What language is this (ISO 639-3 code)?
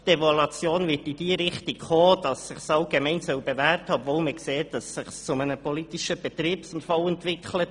gsw